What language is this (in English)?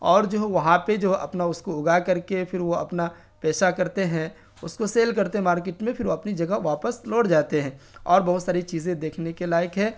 Urdu